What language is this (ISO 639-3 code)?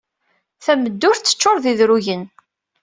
kab